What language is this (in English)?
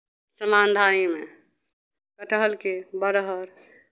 Maithili